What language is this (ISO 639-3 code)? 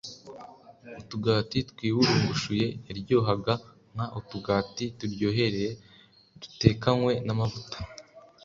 kin